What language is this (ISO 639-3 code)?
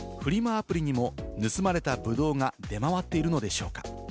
jpn